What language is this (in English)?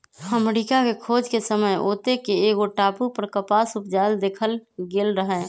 Magahi